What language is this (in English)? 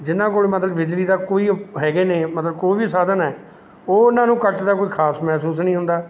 Punjabi